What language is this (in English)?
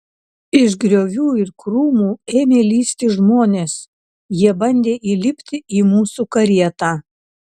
Lithuanian